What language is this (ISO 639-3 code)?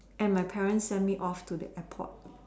eng